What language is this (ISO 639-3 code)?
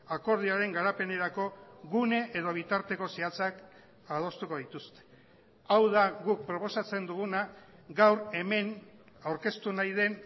eus